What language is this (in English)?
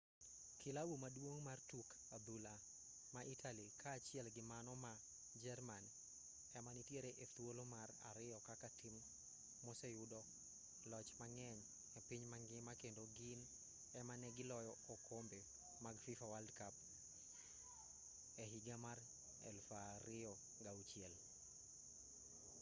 Luo (Kenya and Tanzania)